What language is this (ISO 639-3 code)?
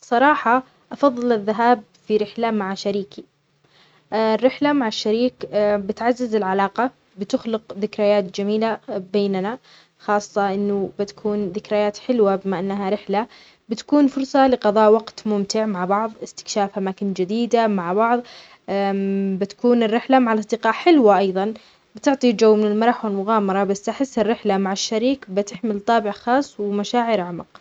acx